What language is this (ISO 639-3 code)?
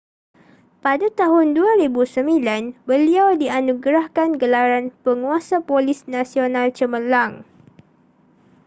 msa